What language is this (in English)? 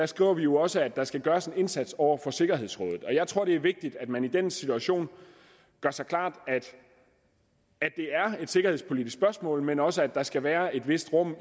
Danish